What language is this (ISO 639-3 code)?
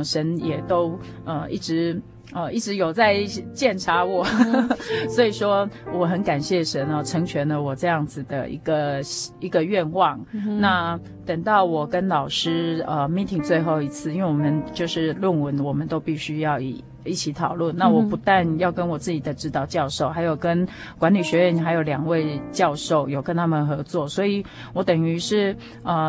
zho